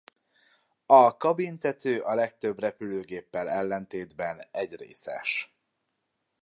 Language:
Hungarian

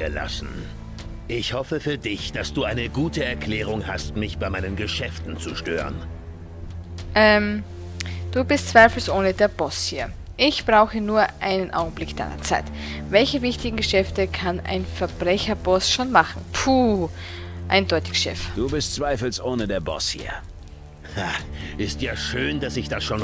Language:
German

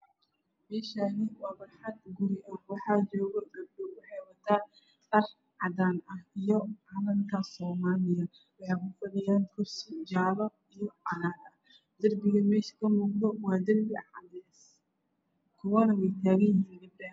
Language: Somali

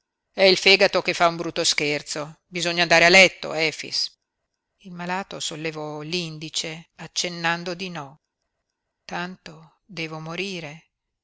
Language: Italian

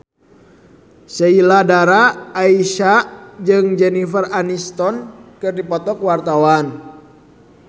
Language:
Sundanese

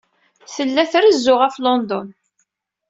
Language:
Kabyle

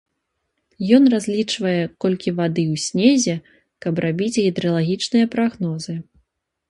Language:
Belarusian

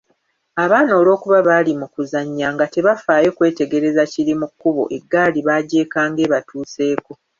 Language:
Ganda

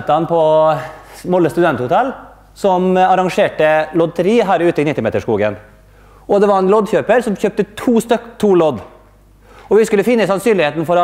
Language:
Norwegian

